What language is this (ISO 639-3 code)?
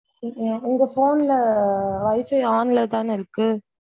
tam